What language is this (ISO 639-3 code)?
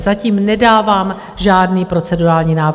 ces